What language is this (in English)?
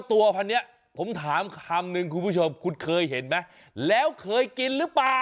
Thai